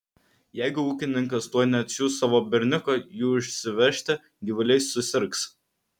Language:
Lithuanian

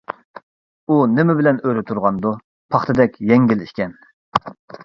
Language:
Uyghur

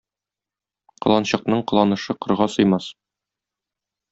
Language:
Tatar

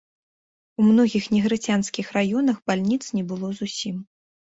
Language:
Belarusian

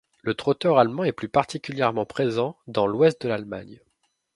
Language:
French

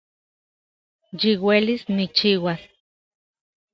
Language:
Central Puebla Nahuatl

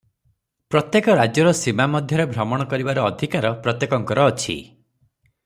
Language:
Odia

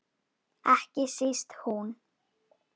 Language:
Icelandic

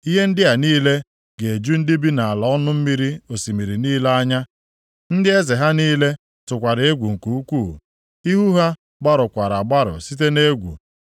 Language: Igbo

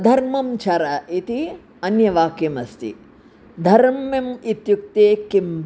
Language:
Sanskrit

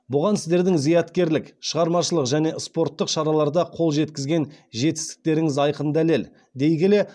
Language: Kazakh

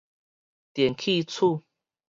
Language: Min Nan Chinese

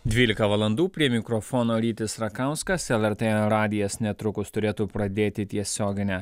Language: Lithuanian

